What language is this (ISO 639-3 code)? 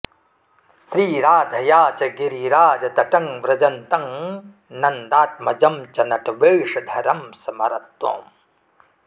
san